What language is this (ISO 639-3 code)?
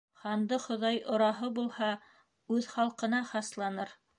bak